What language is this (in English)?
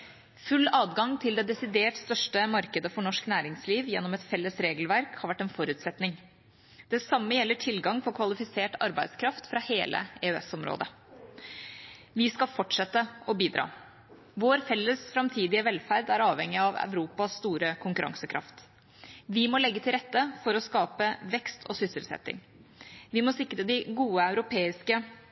Norwegian Bokmål